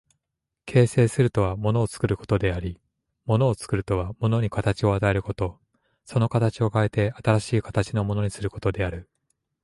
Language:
Japanese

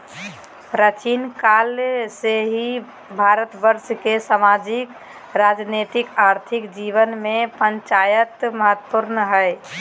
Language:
Magahi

